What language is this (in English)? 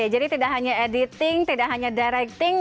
Indonesian